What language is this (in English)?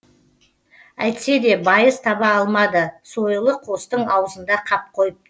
Kazakh